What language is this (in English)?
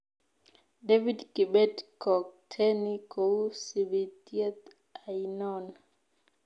Kalenjin